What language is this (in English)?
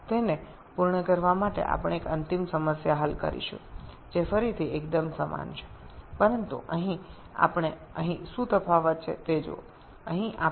Bangla